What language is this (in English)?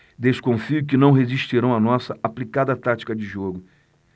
Portuguese